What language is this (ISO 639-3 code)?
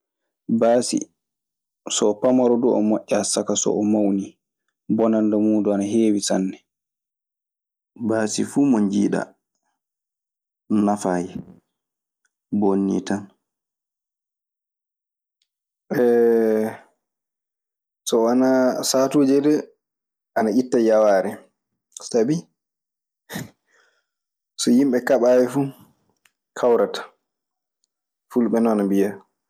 ffm